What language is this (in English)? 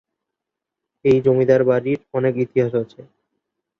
Bangla